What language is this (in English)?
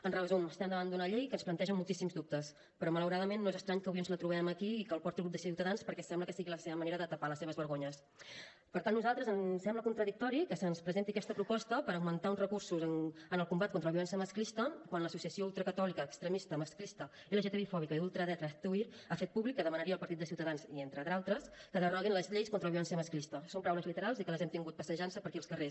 Catalan